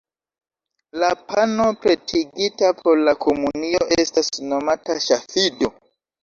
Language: Esperanto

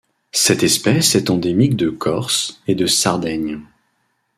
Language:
French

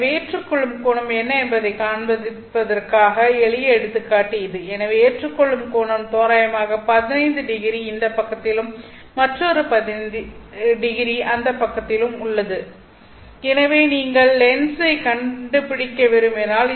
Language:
Tamil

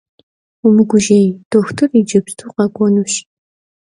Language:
Kabardian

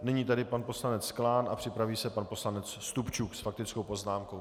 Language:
Czech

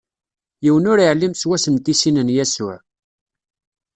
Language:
Kabyle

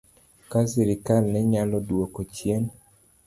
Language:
Luo (Kenya and Tanzania)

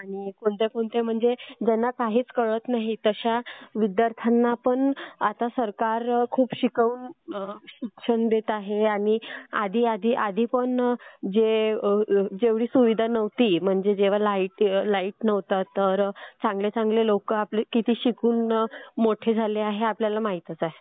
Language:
Marathi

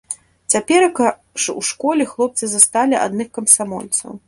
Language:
Belarusian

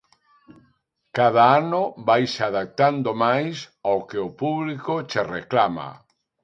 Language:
Galician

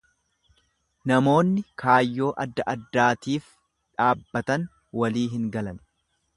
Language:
Oromo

